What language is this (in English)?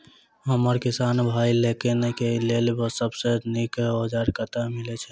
Maithili